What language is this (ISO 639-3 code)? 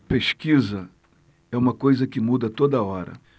por